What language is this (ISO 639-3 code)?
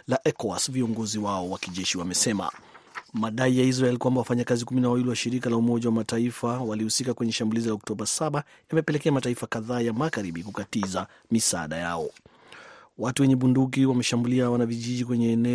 swa